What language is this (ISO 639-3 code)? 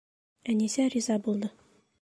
bak